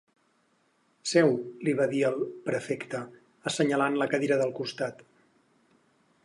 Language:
Catalan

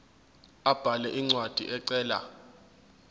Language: Zulu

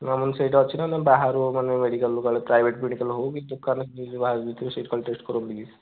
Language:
Odia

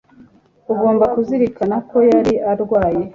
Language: Kinyarwanda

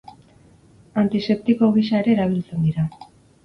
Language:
Basque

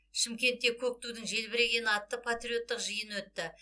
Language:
Kazakh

